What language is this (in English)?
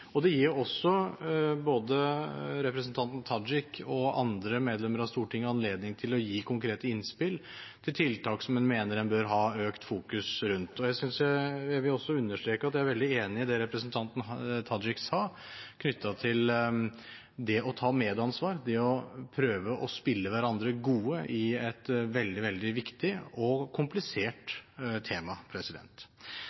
Norwegian Bokmål